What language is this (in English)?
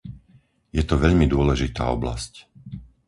Slovak